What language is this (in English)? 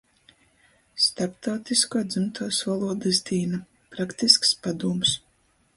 Latgalian